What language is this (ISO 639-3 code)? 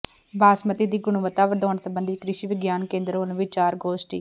pan